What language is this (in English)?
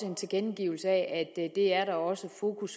Danish